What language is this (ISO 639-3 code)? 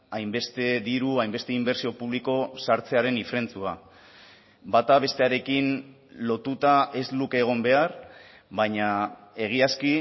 eus